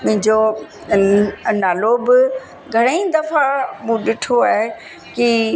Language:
Sindhi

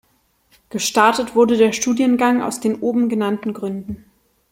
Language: German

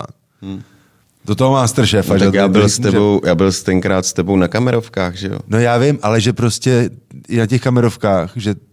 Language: Czech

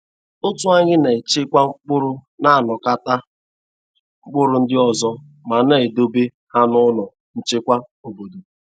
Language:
Igbo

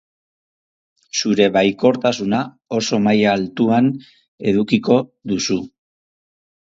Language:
Basque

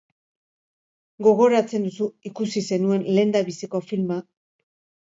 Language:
Basque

